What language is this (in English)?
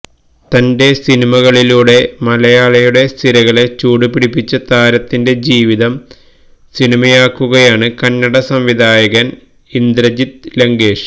Malayalam